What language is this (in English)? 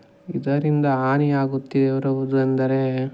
Kannada